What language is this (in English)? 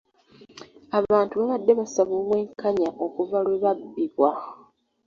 Ganda